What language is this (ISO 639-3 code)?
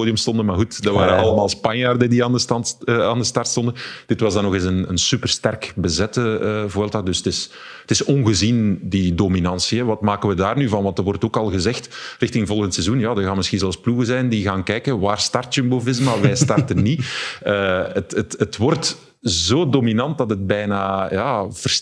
nld